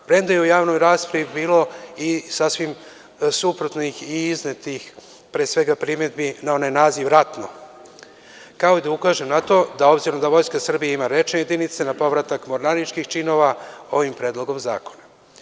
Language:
Serbian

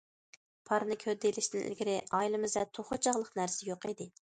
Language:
Uyghur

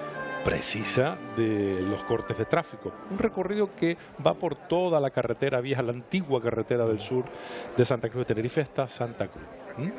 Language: Spanish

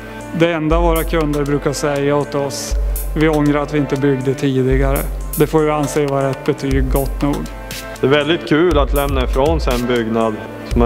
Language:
Swedish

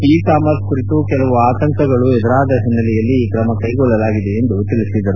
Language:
Kannada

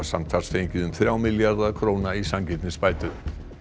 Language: Icelandic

